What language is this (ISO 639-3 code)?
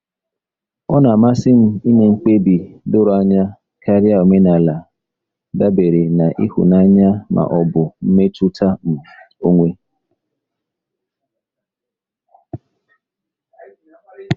ibo